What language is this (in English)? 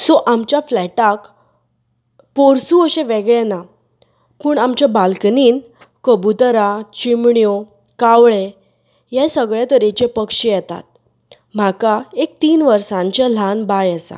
Konkani